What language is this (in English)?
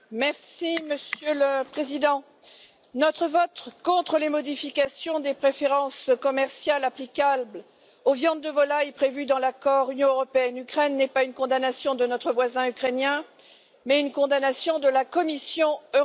French